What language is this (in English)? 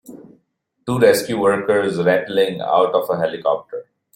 English